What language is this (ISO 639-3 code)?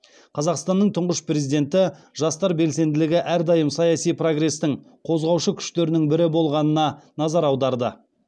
kaz